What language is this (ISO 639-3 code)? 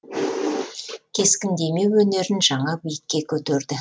kaz